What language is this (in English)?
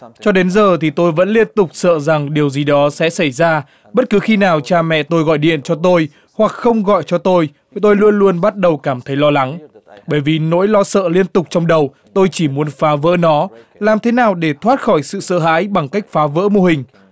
Vietnamese